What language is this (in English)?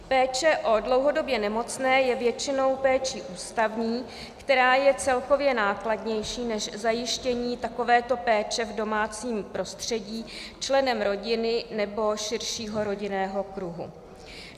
Czech